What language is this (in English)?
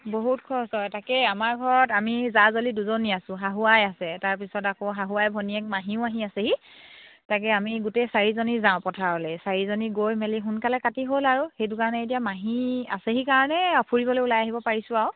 Assamese